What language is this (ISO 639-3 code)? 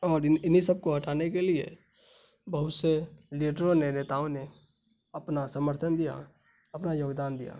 urd